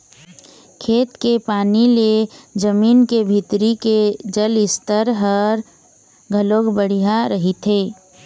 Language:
Chhattisgarhi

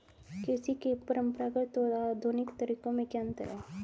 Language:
Hindi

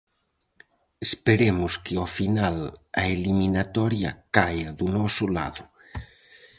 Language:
Galician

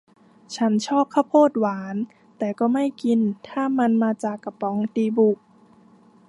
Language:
Thai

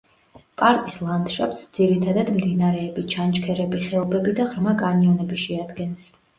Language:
Georgian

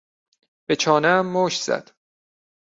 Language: Persian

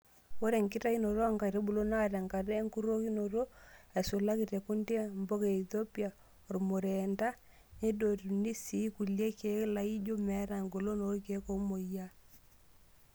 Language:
Masai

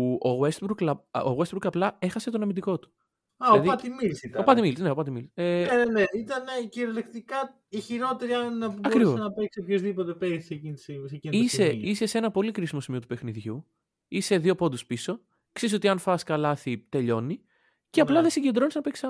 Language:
Greek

